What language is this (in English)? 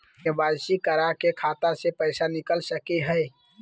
Magahi